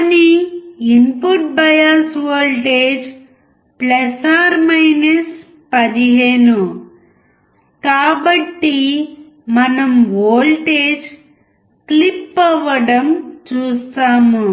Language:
Telugu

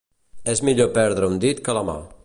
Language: Catalan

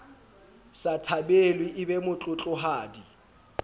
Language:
Southern Sotho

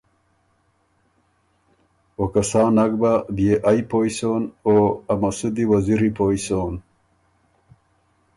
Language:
Ormuri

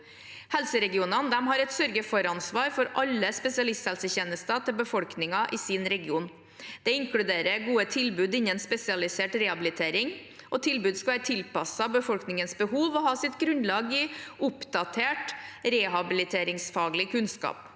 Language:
Norwegian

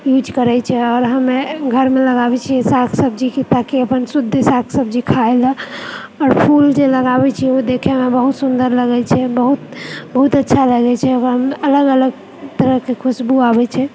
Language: Maithili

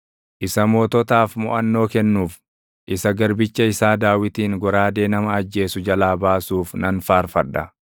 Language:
Oromo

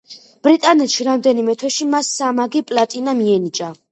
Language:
Georgian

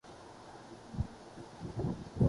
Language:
Urdu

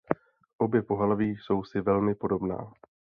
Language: Czech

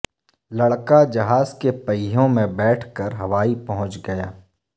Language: Urdu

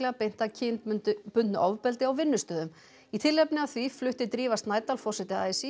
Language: Icelandic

